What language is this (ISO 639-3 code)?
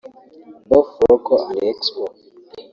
kin